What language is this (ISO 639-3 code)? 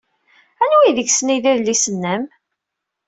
kab